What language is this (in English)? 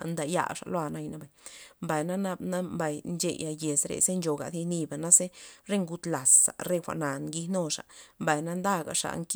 Loxicha Zapotec